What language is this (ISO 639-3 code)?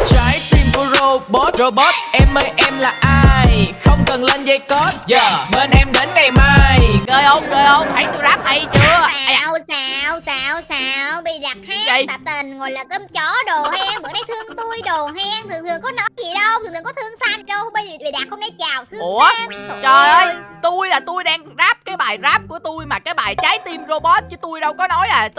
vie